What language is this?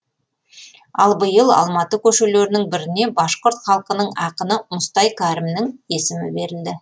Kazakh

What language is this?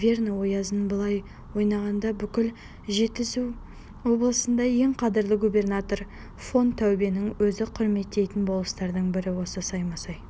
Kazakh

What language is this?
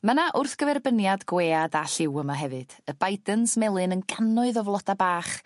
Welsh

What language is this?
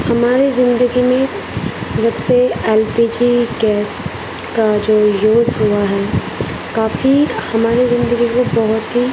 Urdu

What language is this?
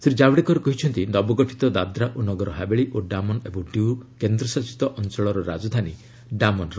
Odia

